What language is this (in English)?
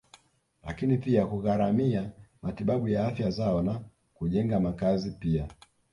Swahili